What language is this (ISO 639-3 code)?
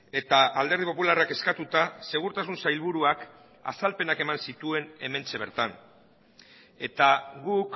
eus